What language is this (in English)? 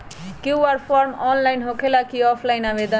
Magahi